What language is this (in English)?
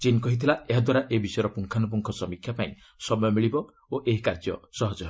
Odia